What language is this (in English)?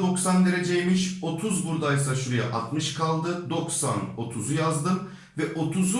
Turkish